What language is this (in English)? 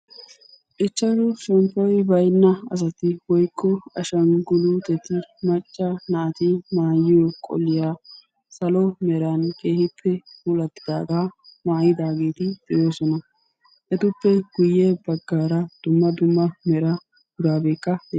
Wolaytta